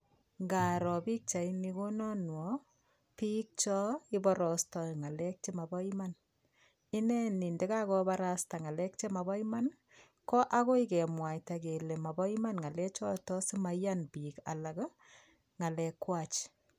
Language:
Kalenjin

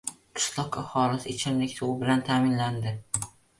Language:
Uzbek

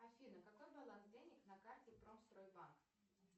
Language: Russian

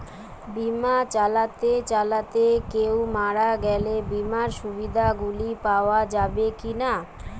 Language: Bangla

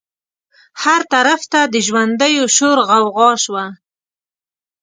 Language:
Pashto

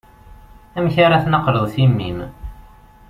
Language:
Kabyle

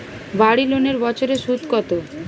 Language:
Bangla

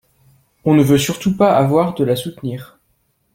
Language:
French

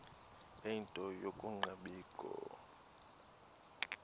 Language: Xhosa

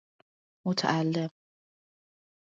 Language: Persian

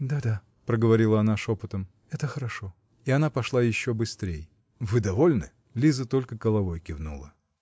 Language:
Russian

